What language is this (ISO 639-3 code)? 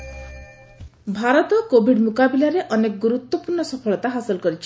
ori